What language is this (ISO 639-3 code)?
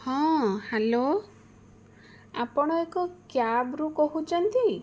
ori